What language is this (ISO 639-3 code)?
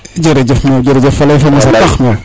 srr